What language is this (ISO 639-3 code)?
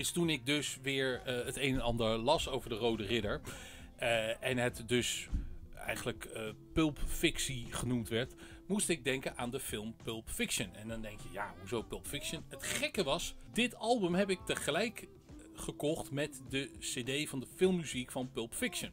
nld